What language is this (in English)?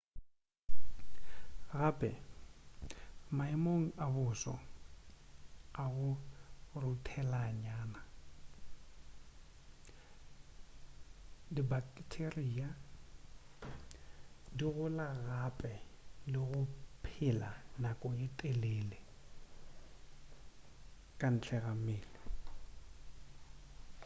Northern Sotho